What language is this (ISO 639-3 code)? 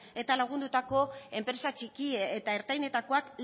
eus